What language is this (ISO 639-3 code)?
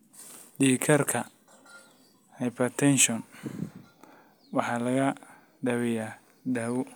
som